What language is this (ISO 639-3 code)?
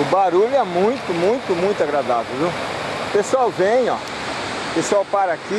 por